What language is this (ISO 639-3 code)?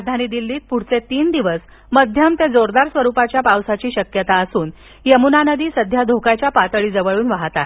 mar